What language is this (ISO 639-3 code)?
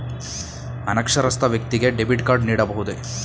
kan